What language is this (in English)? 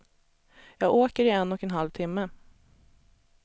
Swedish